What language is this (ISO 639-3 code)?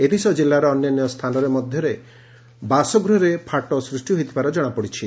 ori